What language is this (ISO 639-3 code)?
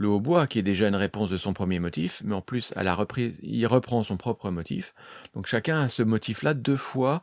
fra